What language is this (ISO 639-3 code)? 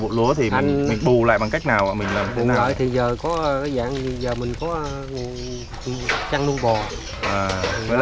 vie